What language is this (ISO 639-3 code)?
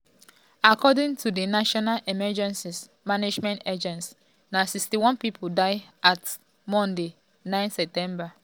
pcm